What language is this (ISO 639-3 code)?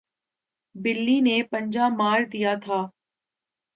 urd